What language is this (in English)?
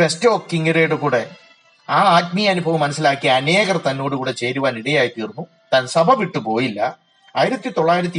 Malayalam